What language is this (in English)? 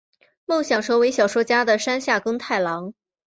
Chinese